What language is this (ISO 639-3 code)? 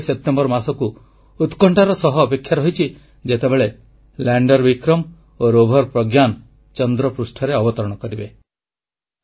ori